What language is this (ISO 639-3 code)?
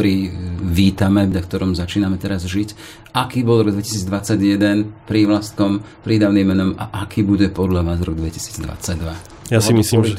slk